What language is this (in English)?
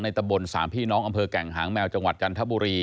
Thai